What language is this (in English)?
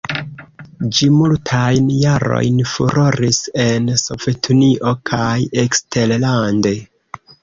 Esperanto